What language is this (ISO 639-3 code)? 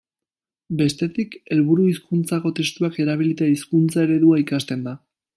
eus